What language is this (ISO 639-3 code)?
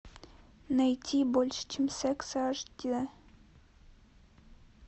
rus